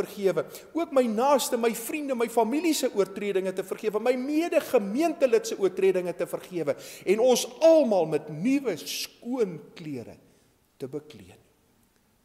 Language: Dutch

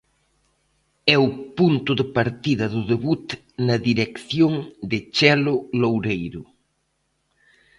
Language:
Galician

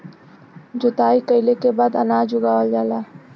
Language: Bhojpuri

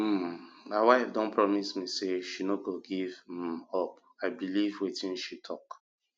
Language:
Nigerian Pidgin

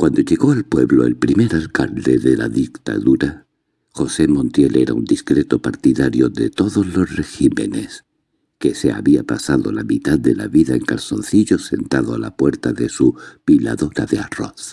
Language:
Spanish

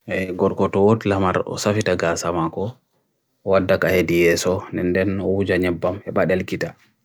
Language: Bagirmi Fulfulde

